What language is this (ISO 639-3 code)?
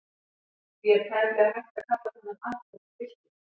isl